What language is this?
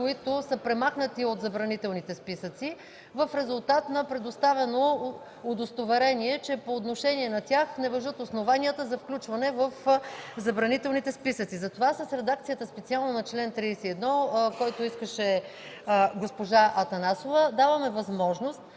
Bulgarian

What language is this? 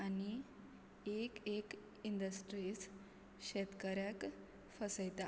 Konkani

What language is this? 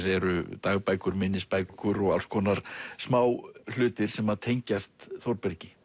Icelandic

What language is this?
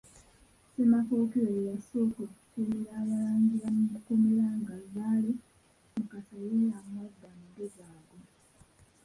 Ganda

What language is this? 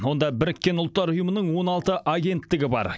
Kazakh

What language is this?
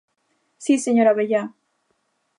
Galician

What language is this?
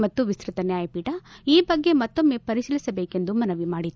Kannada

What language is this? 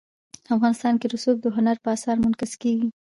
Pashto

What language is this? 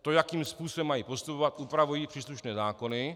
Czech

